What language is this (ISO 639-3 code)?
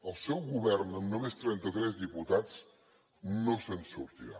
cat